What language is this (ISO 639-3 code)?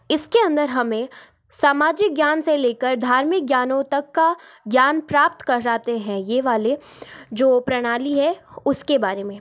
hin